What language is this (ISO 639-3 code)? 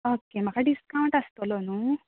kok